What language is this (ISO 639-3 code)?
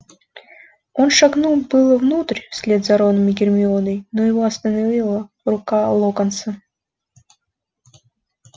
rus